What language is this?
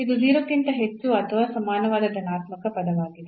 Kannada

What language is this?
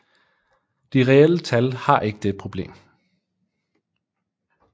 Danish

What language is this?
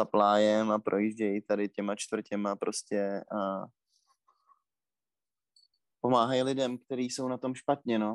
Czech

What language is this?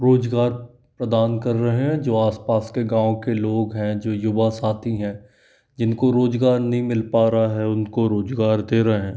Hindi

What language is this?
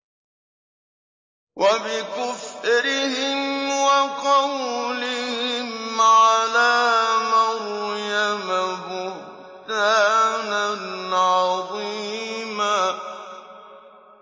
Arabic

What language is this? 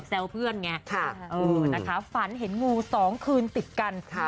Thai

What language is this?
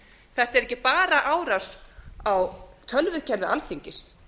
Icelandic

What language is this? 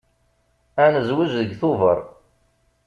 Kabyle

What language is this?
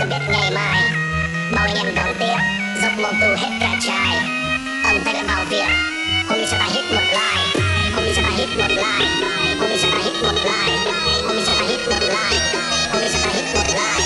Polish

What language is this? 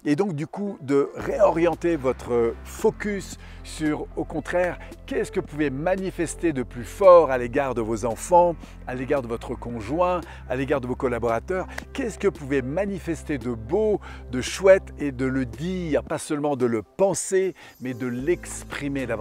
French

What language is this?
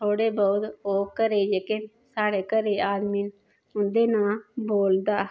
Dogri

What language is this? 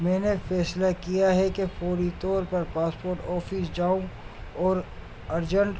Urdu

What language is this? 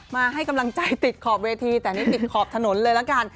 Thai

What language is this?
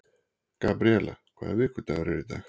Icelandic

